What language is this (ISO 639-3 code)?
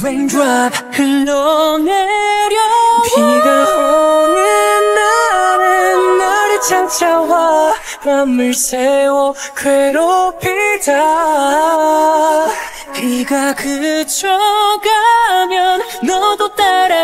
kor